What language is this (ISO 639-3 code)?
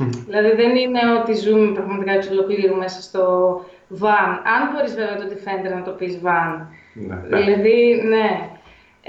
ell